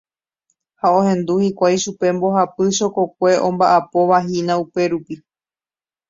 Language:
Guarani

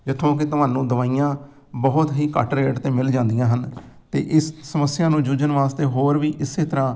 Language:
Punjabi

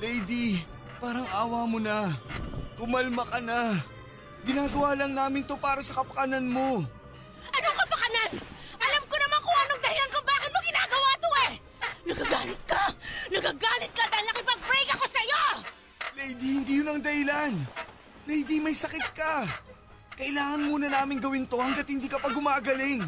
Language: Filipino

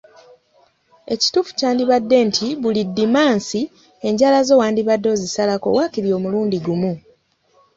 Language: Ganda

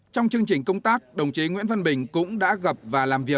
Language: Vietnamese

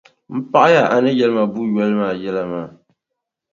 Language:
Dagbani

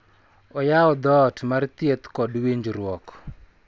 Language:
Luo (Kenya and Tanzania)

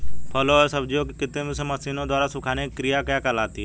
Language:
Hindi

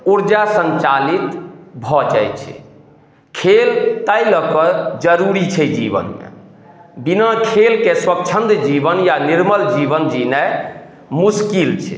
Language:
Maithili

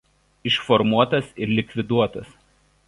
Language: Lithuanian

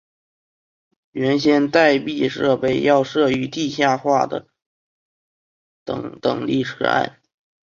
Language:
Chinese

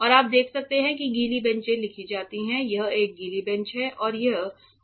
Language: Hindi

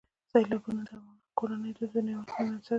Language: Pashto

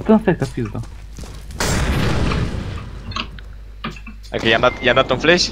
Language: Romanian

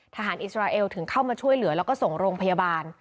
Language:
Thai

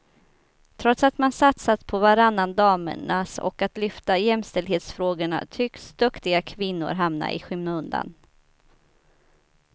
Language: Swedish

